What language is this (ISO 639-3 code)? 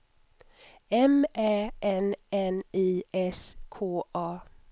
swe